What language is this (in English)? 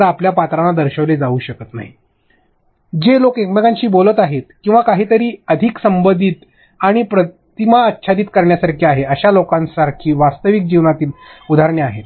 Marathi